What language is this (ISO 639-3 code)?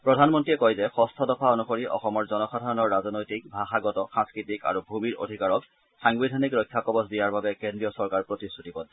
asm